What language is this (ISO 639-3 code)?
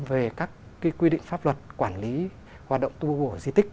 vie